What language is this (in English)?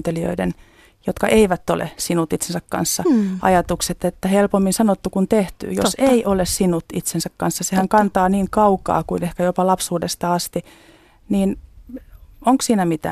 Finnish